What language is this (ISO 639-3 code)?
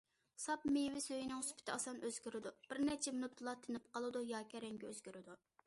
uig